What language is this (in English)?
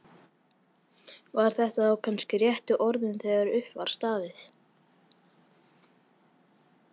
Icelandic